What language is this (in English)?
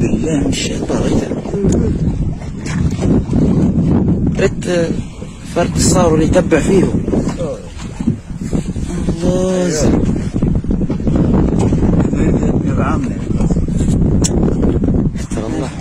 Arabic